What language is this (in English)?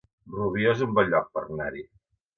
Catalan